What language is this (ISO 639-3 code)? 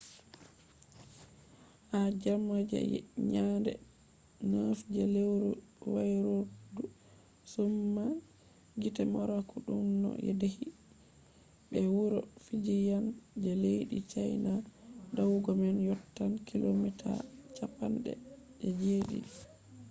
ful